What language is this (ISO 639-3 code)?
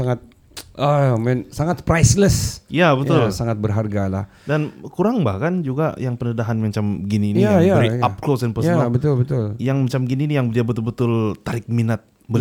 msa